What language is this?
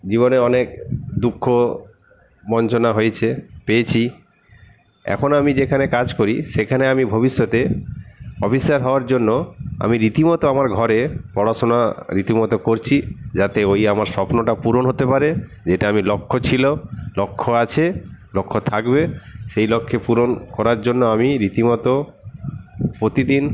Bangla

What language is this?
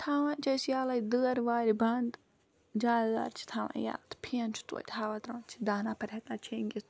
Kashmiri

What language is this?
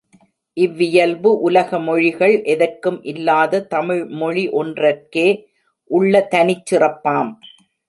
Tamil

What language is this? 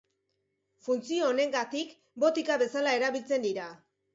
Basque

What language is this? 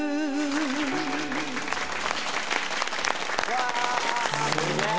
Japanese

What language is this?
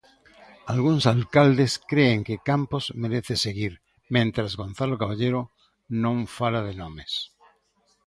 Galician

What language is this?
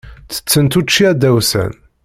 Kabyle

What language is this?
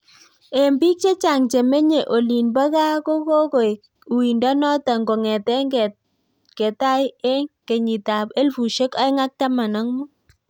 Kalenjin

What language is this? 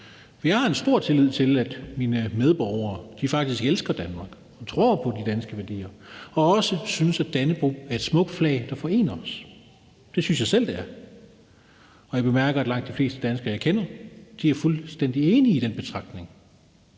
Danish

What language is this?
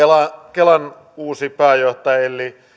Finnish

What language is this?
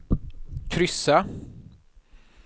Swedish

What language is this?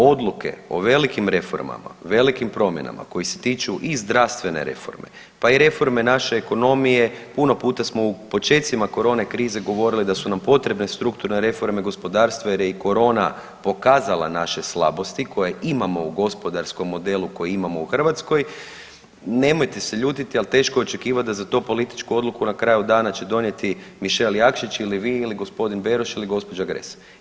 Croatian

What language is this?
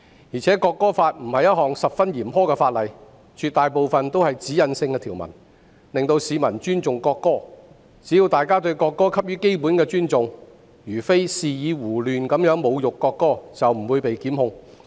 Cantonese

